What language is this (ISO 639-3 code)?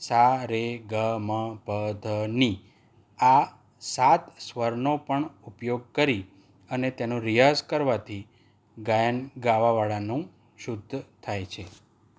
guj